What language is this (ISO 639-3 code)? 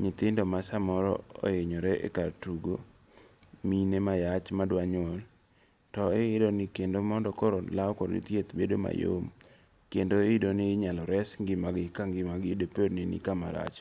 luo